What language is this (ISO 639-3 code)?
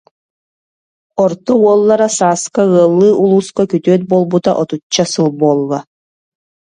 sah